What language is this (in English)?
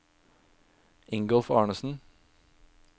Norwegian